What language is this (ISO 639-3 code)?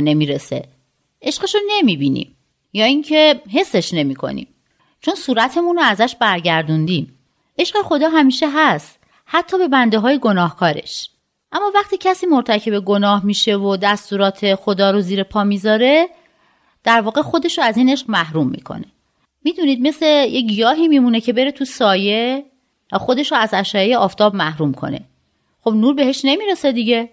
fas